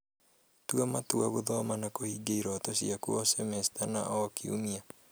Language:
Kikuyu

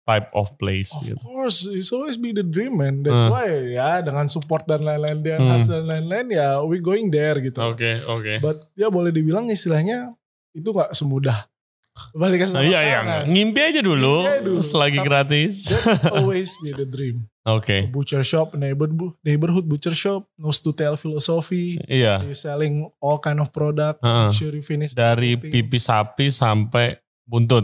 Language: Indonesian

